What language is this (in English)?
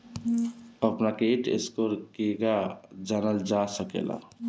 Bhojpuri